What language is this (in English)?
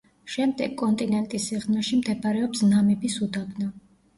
Georgian